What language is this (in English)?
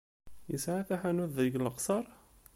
Kabyle